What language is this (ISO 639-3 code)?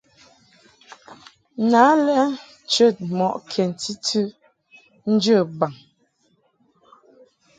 mhk